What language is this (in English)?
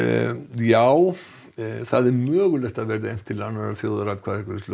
Icelandic